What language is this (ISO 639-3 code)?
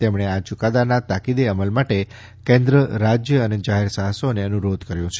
guj